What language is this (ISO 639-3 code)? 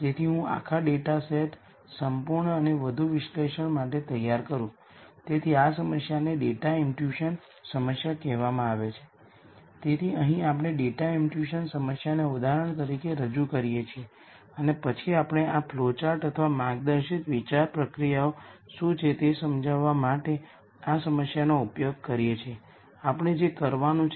guj